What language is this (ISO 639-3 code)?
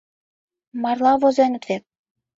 chm